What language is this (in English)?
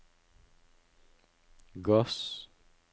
Norwegian